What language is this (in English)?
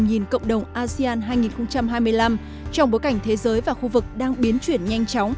Vietnamese